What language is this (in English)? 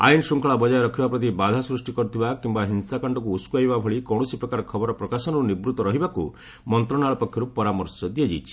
Odia